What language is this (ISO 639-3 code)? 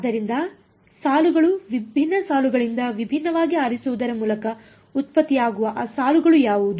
kan